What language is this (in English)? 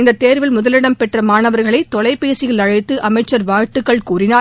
Tamil